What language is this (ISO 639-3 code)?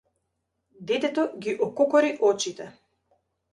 mkd